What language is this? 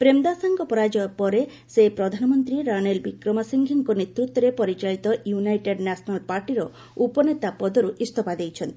Odia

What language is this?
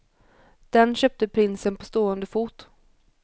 Swedish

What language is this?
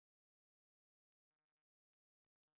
Chinese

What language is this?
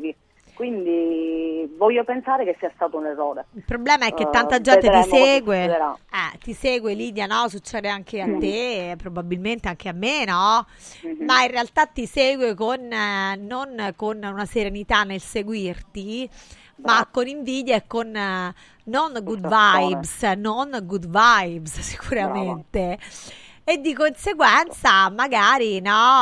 Italian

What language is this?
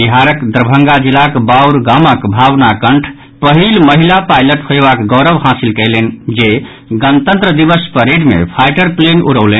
Maithili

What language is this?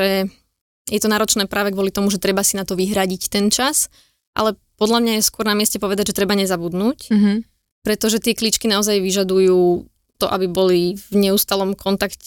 Slovak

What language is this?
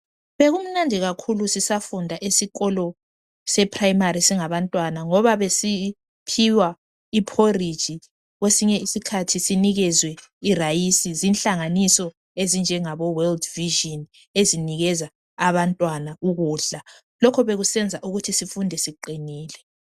North Ndebele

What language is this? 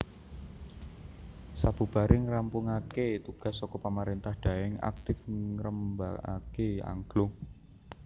Javanese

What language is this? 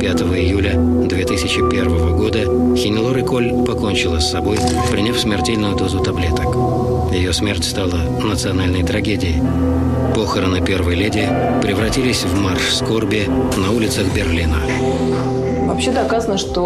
Russian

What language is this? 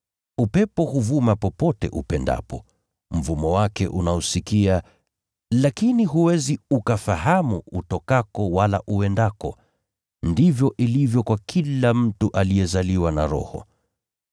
Swahili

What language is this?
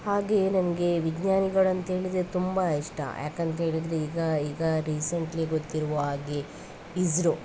Kannada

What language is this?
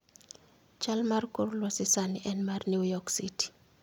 Luo (Kenya and Tanzania)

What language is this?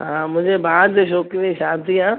Sindhi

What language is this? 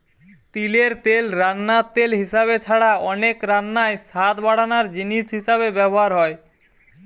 Bangla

